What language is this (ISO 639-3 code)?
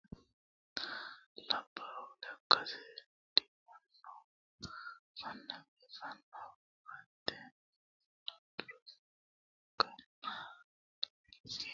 sid